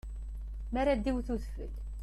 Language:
Kabyle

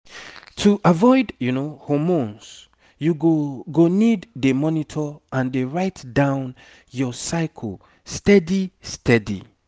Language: Nigerian Pidgin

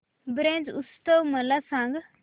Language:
Marathi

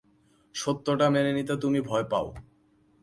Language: Bangla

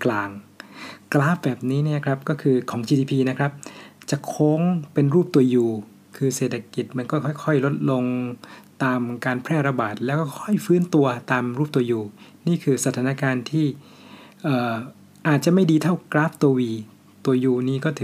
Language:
Thai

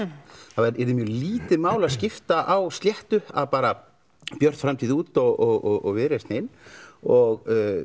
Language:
Icelandic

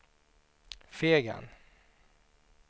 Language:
Swedish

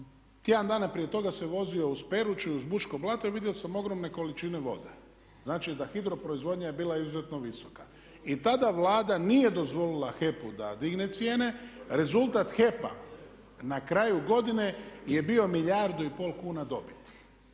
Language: Croatian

